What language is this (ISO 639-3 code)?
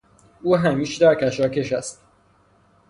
fas